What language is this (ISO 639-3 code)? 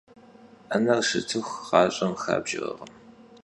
kbd